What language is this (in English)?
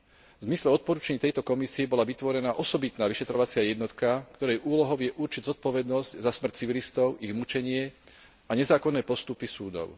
Slovak